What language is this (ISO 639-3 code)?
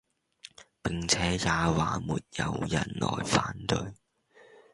yue